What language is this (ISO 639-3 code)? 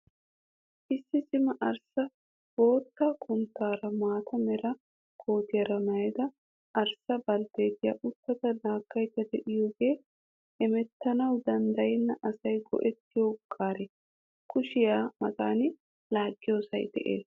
wal